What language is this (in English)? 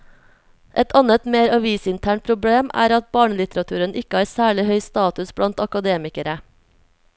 Norwegian